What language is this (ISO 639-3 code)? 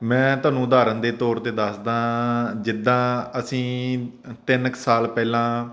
pan